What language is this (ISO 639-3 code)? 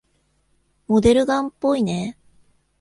jpn